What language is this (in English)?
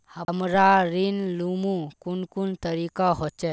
Magahi